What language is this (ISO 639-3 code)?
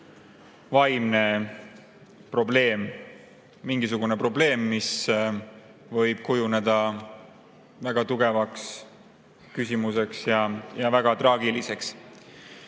est